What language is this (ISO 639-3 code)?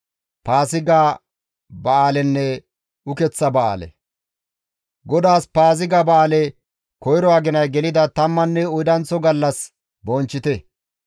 gmv